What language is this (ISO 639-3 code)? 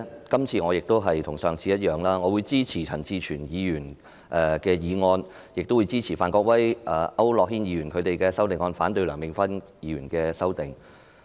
yue